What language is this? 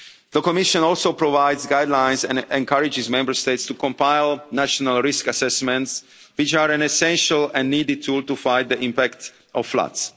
English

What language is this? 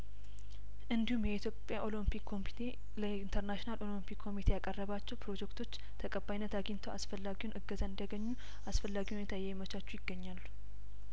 Amharic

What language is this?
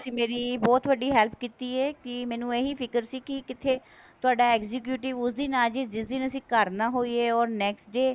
Punjabi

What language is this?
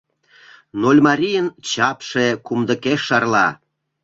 Mari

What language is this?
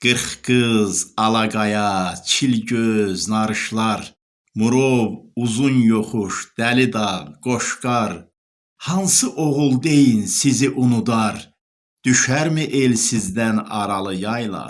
Turkish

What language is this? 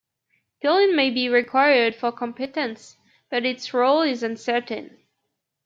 English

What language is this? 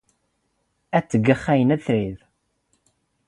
Standard Moroccan Tamazight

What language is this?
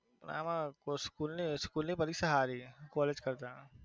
Gujarati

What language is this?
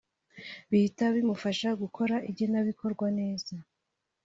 Kinyarwanda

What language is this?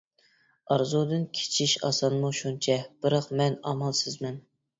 Uyghur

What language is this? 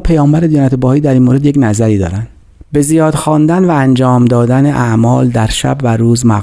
Persian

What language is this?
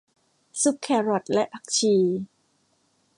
Thai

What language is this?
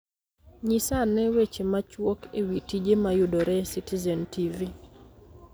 Luo (Kenya and Tanzania)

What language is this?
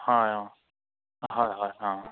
Assamese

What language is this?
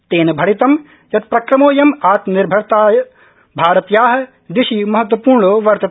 Sanskrit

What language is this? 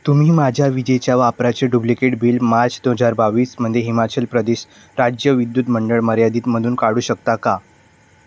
Marathi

